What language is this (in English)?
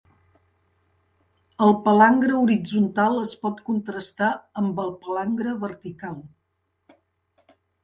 Catalan